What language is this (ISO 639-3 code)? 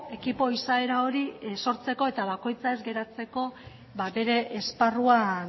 eus